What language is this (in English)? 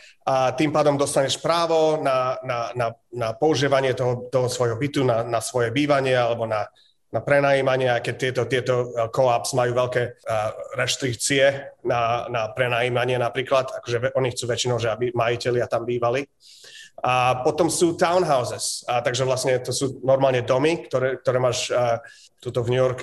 Slovak